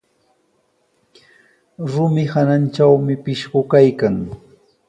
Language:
Sihuas Ancash Quechua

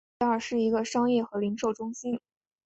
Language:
Chinese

